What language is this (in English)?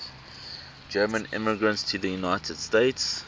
English